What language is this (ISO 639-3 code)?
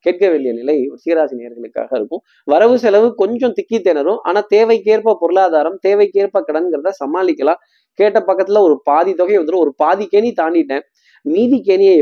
tam